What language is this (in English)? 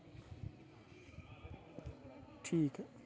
Dogri